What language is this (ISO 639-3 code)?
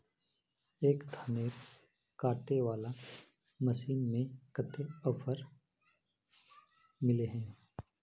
mag